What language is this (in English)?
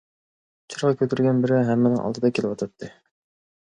Uyghur